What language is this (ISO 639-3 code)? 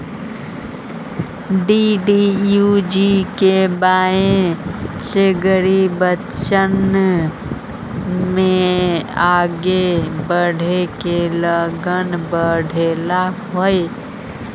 mag